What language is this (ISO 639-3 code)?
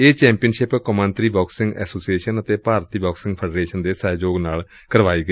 pan